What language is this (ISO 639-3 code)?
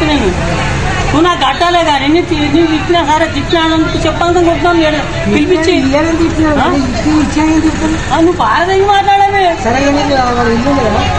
tel